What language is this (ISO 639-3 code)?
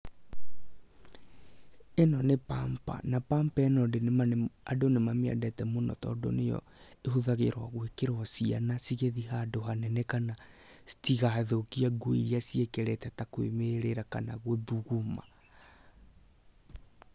kik